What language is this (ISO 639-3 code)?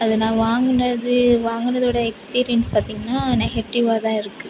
tam